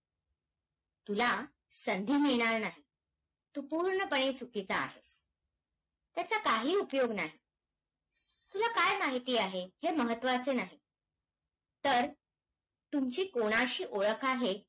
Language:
Marathi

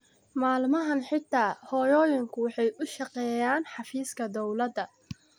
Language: Somali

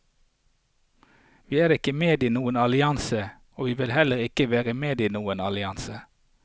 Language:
Norwegian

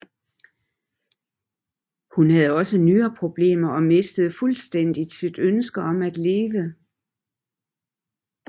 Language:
Danish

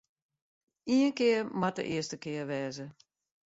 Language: Western Frisian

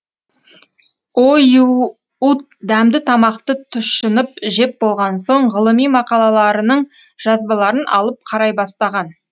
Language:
Kazakh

